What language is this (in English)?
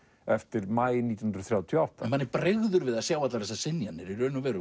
Icelandic